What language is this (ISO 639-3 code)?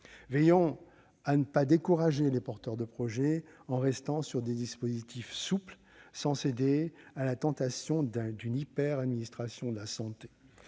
fra